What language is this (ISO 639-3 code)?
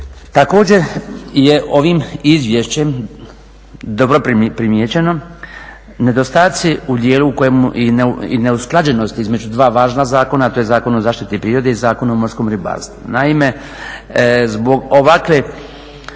hrv